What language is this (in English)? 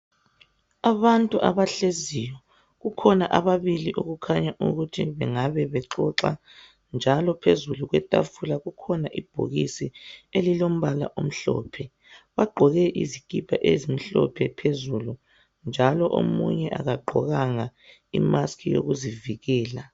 North Ndebele